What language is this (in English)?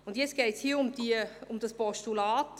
Swiss German